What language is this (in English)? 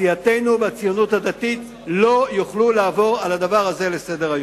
Hebrew